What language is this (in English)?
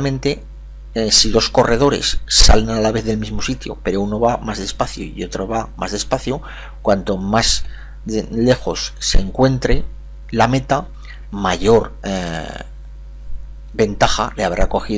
Spanish